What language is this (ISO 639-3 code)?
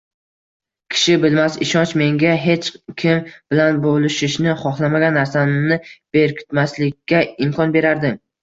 uzb